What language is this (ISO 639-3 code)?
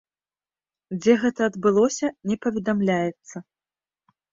bel